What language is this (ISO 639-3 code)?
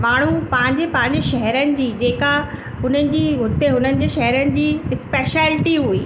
snd